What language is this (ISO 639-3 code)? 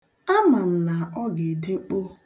ibo